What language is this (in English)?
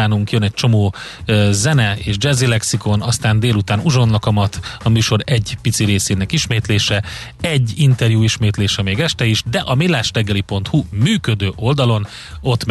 Hungarian